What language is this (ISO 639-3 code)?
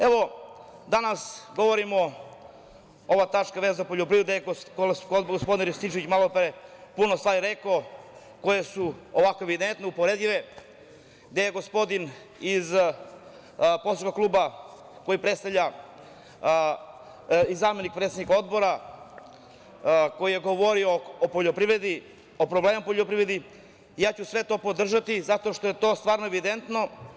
srp